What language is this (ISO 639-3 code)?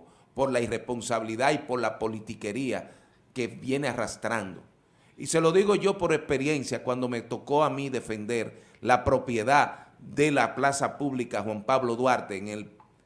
spa